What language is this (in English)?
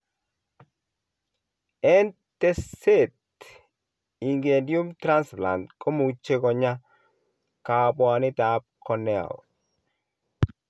Kalenjin